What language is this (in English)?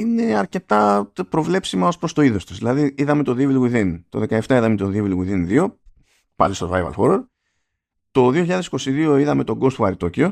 Greek